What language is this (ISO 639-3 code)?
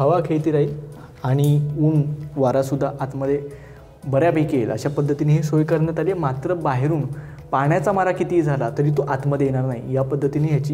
hin